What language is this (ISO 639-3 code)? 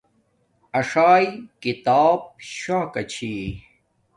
dmk